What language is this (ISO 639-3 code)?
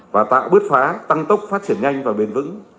vie